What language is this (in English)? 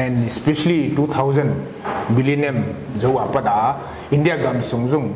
Thai